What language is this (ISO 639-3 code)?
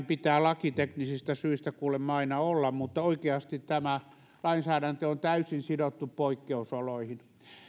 fin